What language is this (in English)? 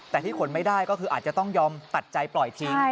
Thai